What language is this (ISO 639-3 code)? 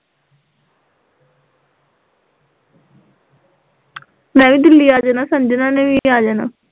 pan